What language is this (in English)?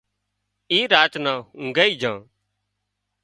Wadiyara Koli